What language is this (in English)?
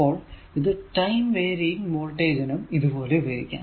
Malayalam